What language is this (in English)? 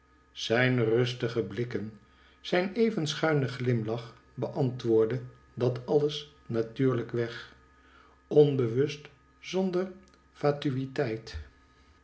Dutch